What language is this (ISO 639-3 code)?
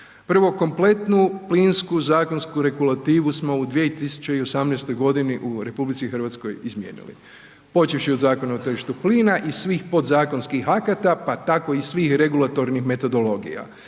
hrv